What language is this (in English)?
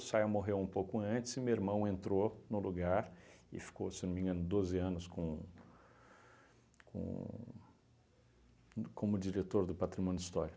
Portuguese